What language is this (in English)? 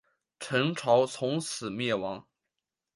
Chinese